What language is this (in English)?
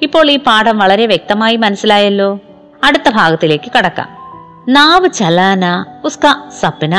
Malayalam